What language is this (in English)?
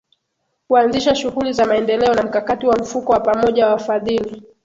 Swahili